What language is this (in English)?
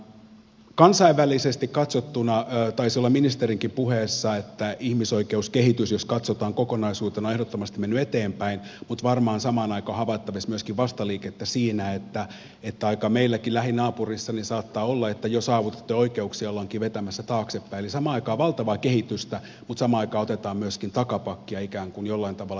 Finnish